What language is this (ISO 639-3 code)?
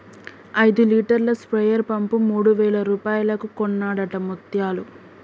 tel